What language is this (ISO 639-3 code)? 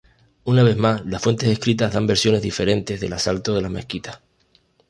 spa